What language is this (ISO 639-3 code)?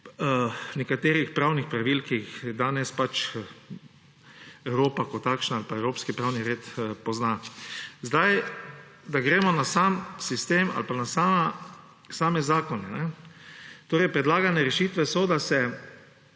slv